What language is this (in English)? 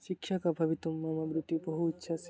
Sanskrit